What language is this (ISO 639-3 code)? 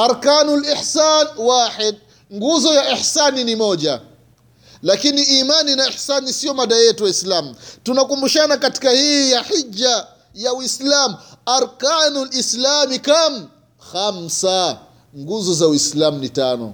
swa